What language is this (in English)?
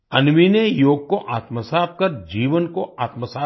Hindi